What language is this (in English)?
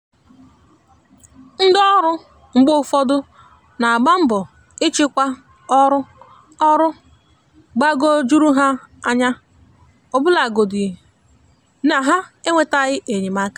Igbo